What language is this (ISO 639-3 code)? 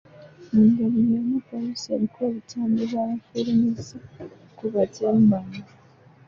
lug